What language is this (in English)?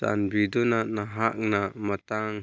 Manipuri